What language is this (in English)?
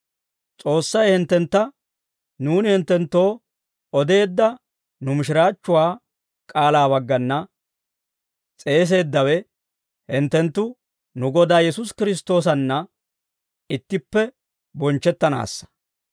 Dawro